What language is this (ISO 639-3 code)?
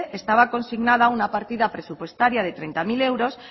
spa